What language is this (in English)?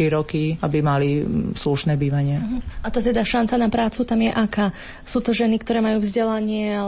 Slovak